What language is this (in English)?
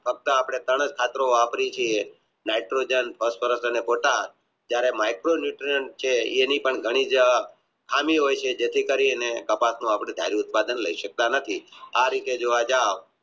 Gujarati